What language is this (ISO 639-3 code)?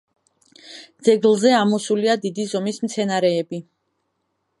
kat